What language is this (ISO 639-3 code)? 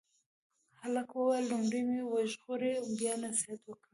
pus